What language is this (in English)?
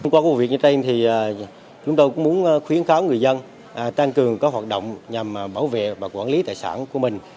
Vietnamese